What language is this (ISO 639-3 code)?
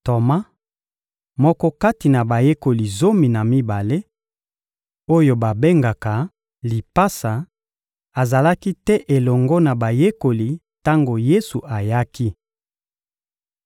lin